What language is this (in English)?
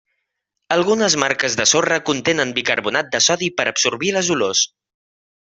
Catalan